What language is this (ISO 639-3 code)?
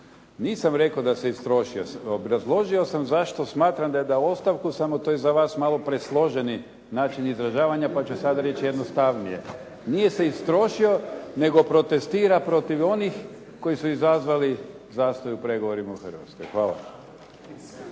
hrv